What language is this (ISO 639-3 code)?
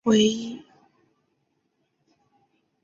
zho